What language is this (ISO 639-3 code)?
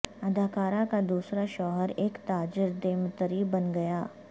urd